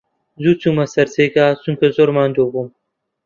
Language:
Central Kurdish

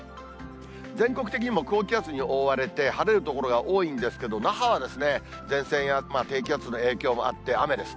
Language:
Japanese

